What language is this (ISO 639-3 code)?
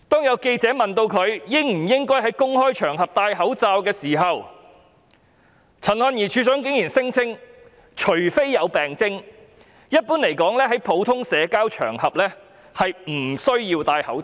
yue